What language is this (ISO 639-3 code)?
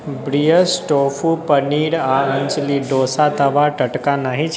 mai